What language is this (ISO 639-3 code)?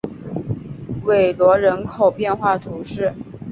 zho